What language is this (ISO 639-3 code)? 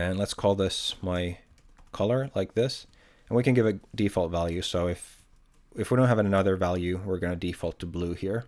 eng